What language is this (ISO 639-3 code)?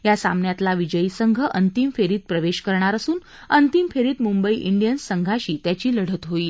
mar